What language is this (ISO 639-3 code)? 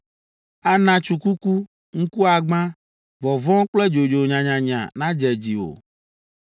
ewe